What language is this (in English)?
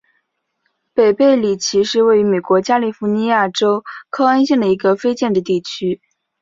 Chinese